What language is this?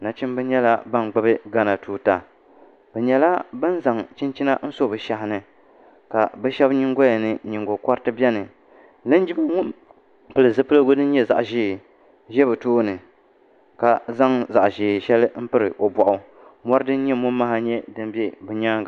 Dagbani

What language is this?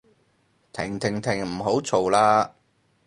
Cantonese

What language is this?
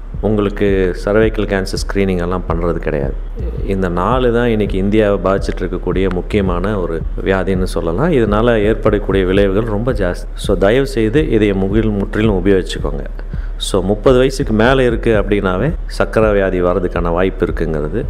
Tamil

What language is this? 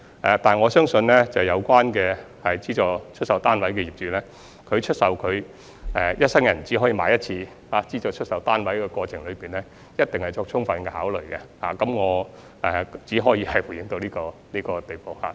Cantonese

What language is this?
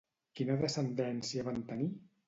Catalan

